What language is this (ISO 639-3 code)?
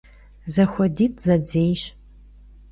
kbd